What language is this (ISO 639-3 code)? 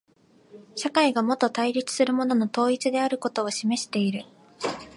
jpn